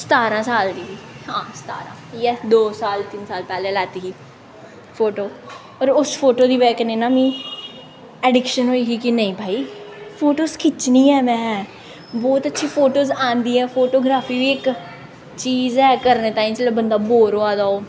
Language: Dogri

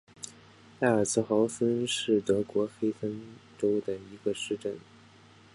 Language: Chinese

